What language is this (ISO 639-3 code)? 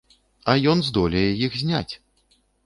bel